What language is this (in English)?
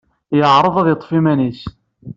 Kabyle